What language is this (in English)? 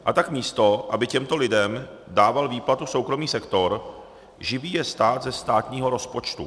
Czech